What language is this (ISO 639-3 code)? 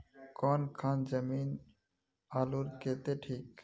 mag